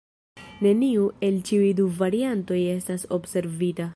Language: Esperanto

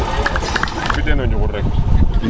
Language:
Serer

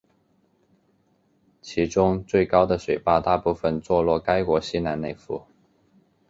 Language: Chinese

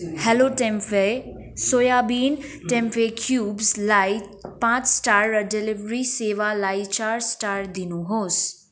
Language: Nepali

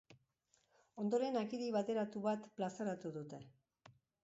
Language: Basque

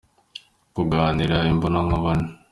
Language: Kinyarwanda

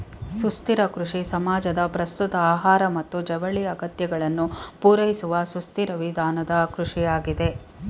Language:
Kannada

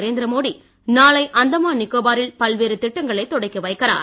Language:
Tamil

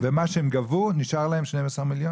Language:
Hebrew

